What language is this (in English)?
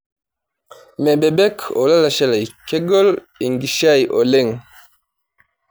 Masai